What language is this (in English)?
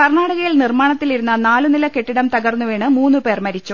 Malayalam